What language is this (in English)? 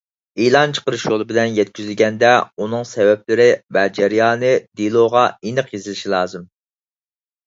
Uyghur